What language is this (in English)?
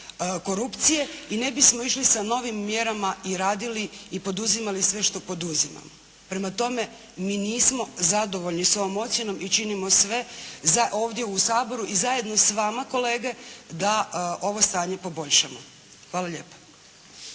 Croatian